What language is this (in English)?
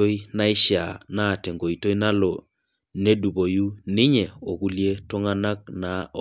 Masai